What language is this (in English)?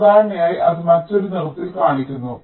Malayalam